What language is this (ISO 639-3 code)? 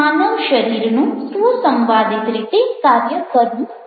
guj